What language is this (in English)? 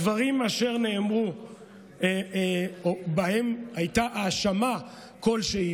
Hebrew